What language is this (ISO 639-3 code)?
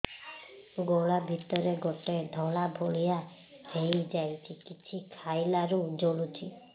ori